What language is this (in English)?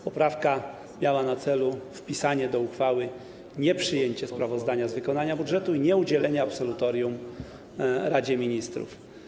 Polish